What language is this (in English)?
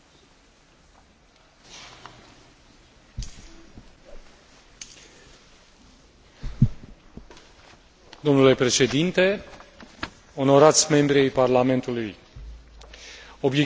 Romanian